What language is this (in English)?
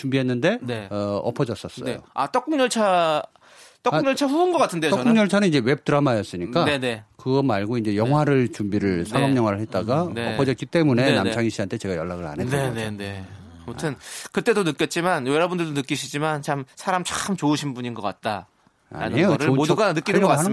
Korean